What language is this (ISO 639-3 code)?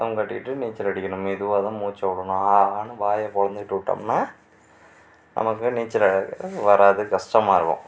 tam